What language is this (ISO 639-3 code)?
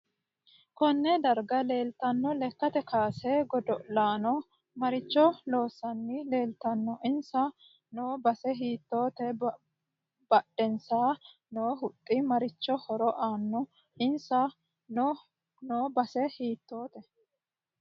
sid